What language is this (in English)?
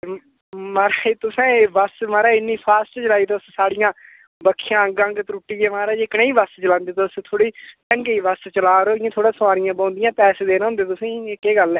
Dogri